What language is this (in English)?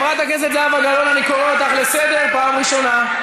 Hebrew